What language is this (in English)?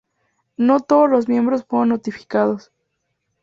Spanish